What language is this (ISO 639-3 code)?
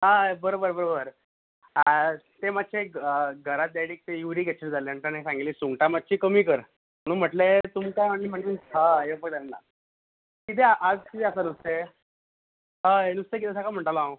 kok